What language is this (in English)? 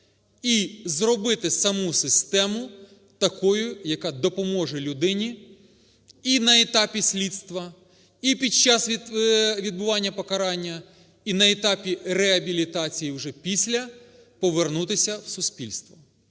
Ukrainian